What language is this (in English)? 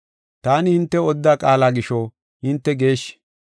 Gofa